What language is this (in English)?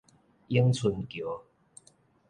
Min Nan Chinese